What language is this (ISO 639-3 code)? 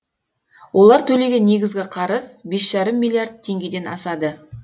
kaz